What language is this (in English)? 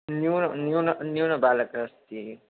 Sanskrit